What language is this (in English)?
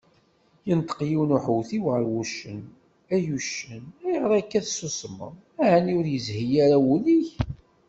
Kabyle